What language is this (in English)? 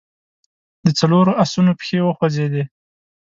Pashto